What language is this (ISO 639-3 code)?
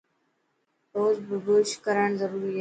mki